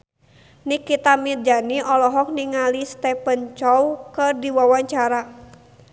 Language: Sundanese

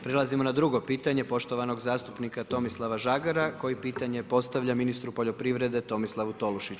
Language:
Croatian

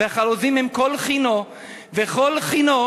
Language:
Hebrew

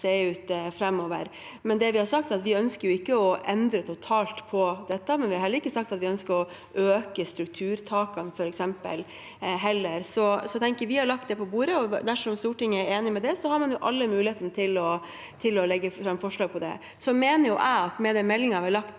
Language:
Norwegian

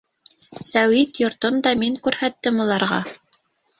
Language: Bashkir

